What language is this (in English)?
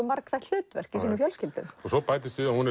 Icelandic